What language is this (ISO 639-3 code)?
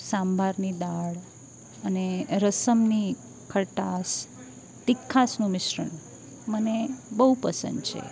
guj